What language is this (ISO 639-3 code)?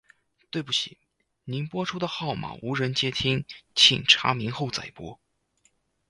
zho